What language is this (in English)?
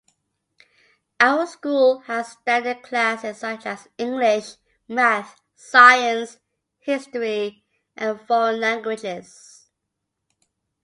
English